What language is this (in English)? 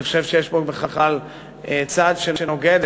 Hebrew